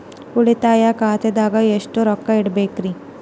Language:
Kannada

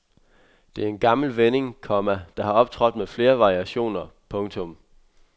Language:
Danish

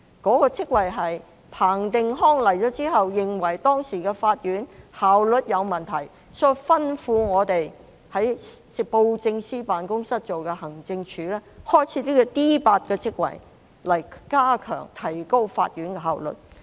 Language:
Cantonese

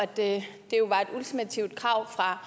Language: Danish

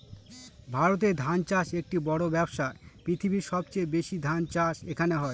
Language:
Bangla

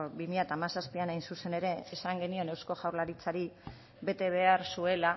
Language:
Basque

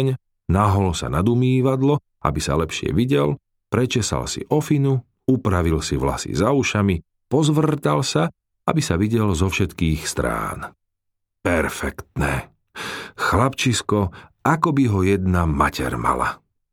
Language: Slovak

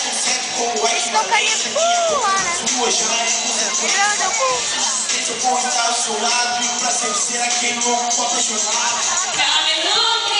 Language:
Romanian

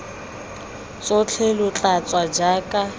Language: Tswana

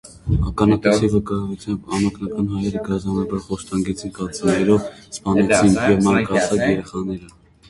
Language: Armenian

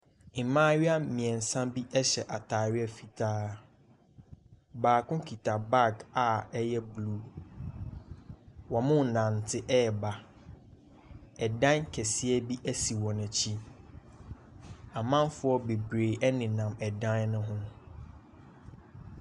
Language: Akan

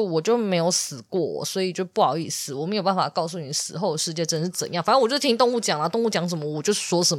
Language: Chinese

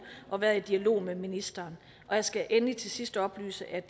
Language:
Danish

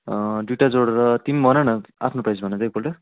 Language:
Nepali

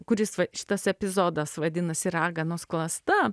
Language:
Lithuanian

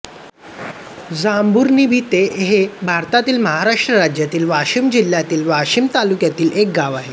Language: Marathi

